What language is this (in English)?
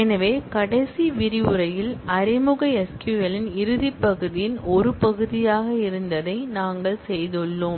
Tamil